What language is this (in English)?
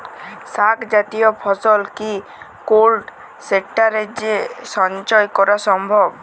Bangla